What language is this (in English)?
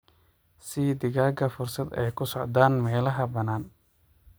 Somali